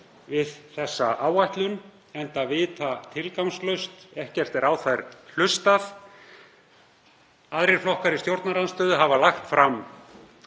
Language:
Icelandic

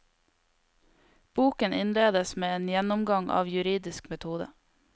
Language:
Norwegian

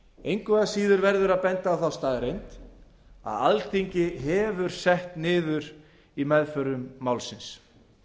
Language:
Icelandic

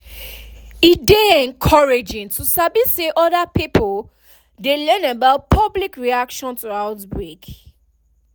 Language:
Nigerian Pidgin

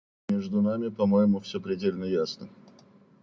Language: Russian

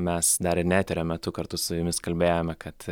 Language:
Lithuanian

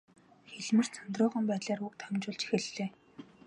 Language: Mongolian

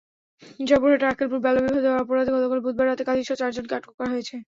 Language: Bangla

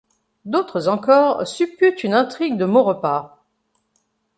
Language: French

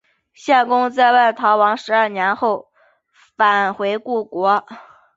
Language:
Chinese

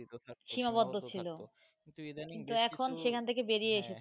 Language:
Bangla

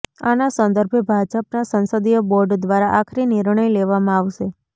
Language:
Gujarati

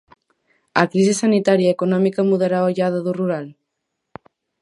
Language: Galician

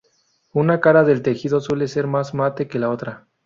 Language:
Spanish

